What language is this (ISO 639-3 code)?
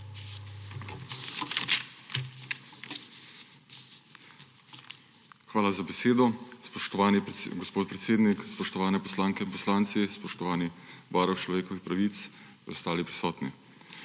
slv